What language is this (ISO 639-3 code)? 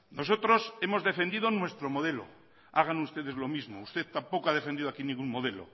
spa